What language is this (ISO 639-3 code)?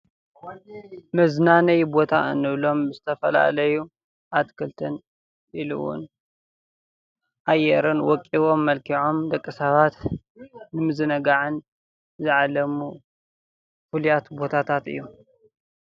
tir